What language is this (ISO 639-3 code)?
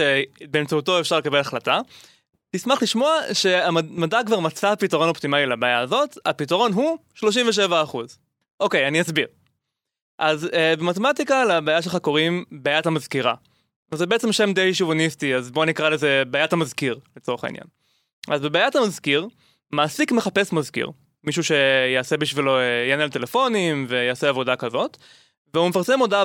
heb